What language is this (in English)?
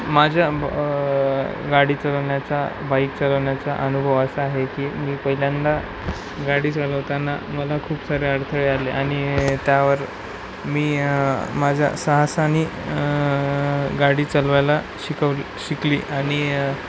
Marathi